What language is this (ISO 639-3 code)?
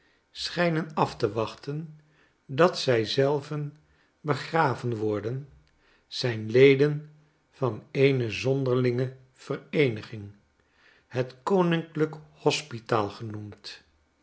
nld